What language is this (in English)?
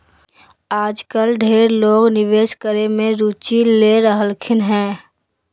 Magahi